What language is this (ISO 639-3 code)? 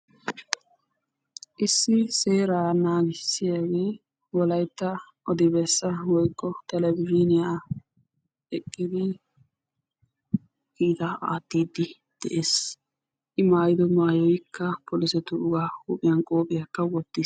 wal